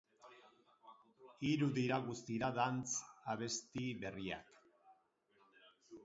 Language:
Basque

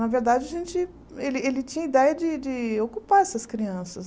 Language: Portuguese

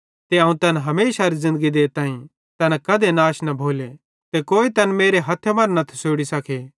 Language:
Bhadrawahi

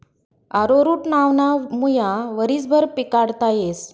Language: Marathi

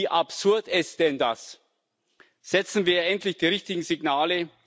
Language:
German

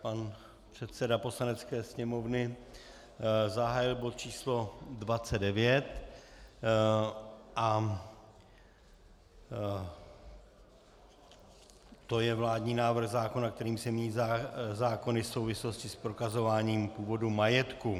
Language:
Czech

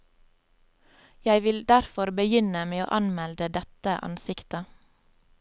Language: Norwegian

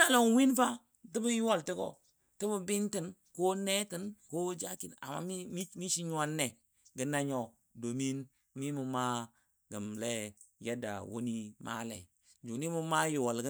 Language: Dadiya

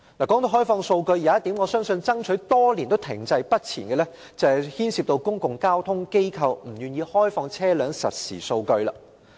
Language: Cantonese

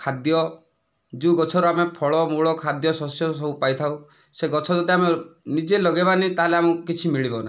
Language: Odia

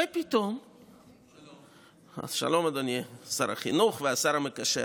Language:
Hebrew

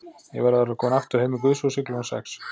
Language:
Icelandic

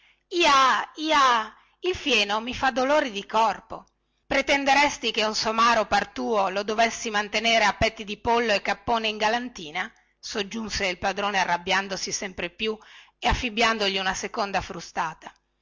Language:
Italian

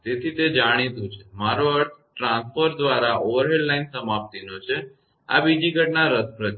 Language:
Gujarati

